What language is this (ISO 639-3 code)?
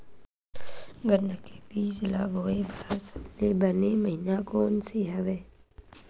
hne